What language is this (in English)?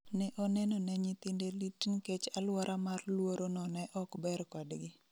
Luo (Kenya and Tanzania)